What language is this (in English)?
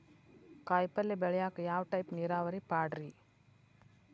Kannada